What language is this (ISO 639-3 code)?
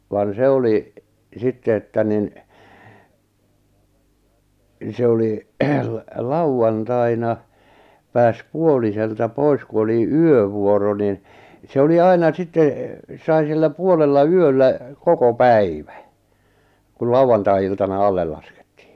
fin